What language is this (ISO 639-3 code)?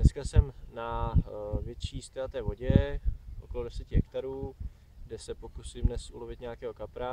ces